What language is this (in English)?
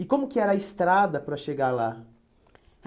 Portuguese